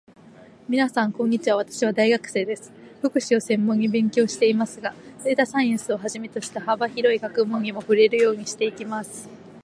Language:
Japanese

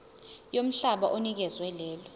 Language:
Zulu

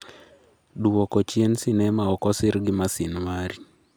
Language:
Luo (Kenya and Tanzania)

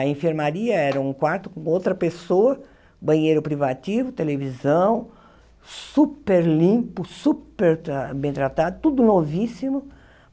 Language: Portuguese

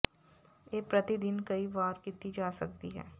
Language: Punjabi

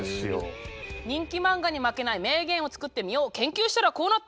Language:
Japanese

